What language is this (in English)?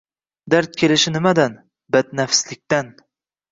Uzbek